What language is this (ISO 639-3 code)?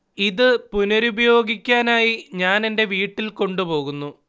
mal